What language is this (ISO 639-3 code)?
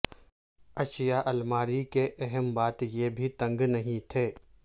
urd